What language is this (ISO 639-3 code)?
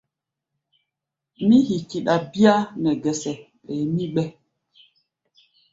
gba